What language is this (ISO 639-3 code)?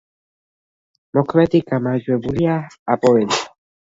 kat